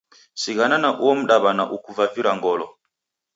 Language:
Taita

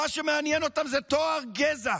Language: Hebrew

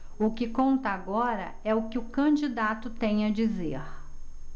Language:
Portuguese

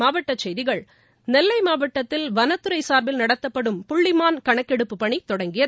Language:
Tamil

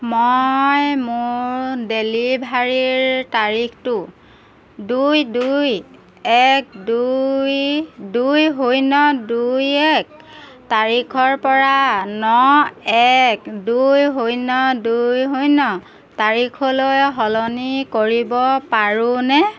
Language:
Assamese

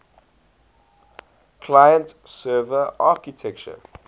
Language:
English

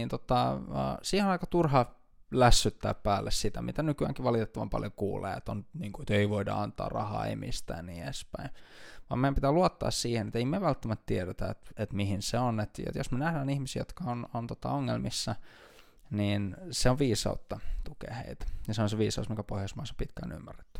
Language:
Finnish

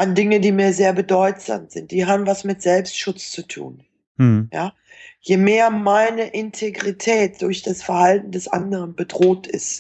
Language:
German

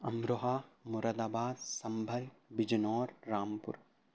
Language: Urdu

